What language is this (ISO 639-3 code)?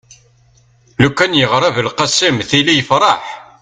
kab